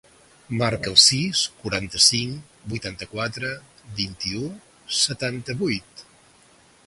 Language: Catalan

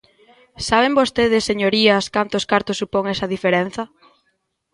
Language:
Galician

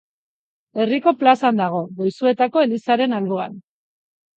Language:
Basque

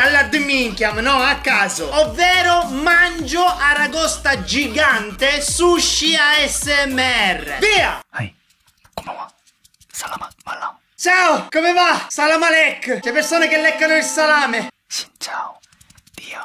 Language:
Italian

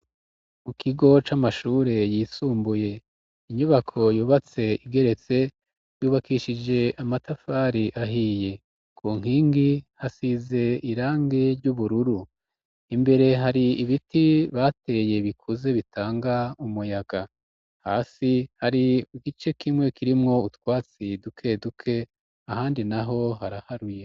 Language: Rundi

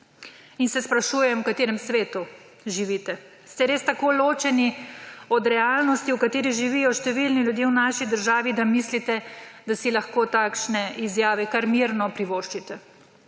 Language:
Slovenian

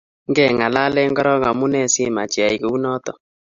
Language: Kalenjin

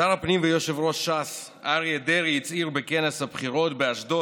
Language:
Hebrew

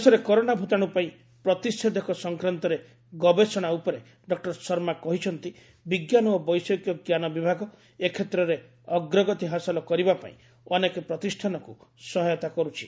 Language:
Odia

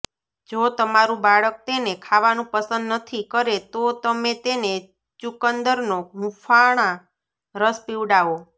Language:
Gujarati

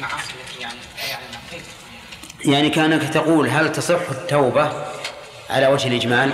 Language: Arabic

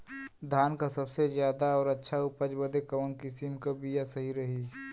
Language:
Bhojpuri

